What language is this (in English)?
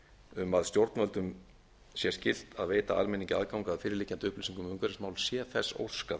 Icelandic